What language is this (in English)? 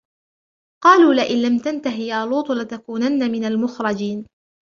Arabic